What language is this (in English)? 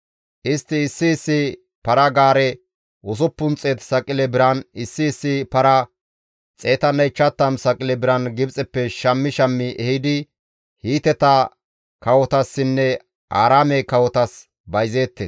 Gamo